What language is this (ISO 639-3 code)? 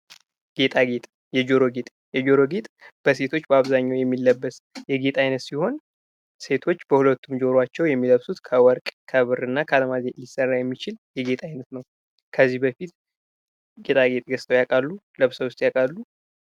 amh